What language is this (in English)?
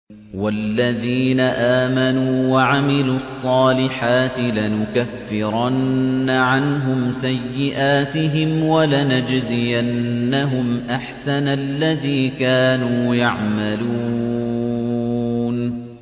Arabic